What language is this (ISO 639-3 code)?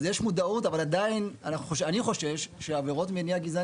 heb